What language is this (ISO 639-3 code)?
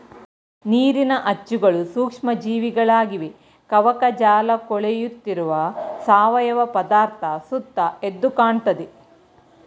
kan